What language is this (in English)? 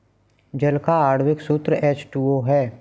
Hindi